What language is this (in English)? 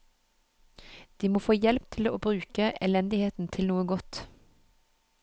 Norwegian